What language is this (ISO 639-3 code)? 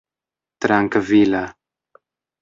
epo